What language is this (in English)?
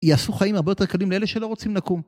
Hebrew